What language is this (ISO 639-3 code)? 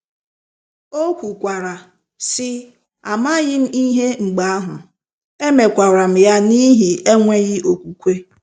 ibo